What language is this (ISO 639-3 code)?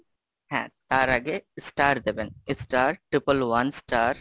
ben